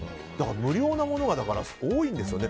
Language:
Japanese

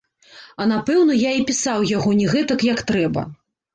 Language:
Belarusian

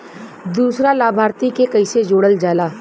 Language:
Bhojpuri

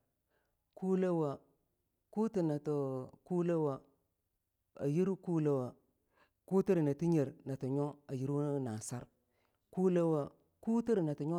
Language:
Longuda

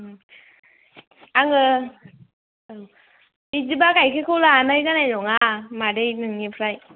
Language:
Bodo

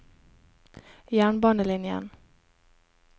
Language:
Norwegian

